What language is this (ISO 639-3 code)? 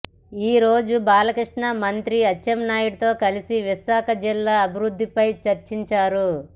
tel